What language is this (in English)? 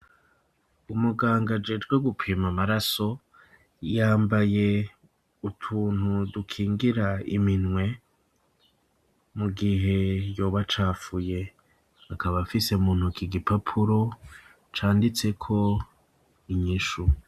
Rundi